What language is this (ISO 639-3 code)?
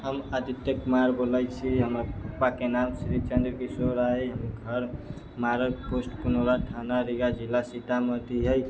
mai